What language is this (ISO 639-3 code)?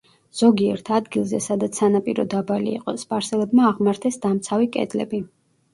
kat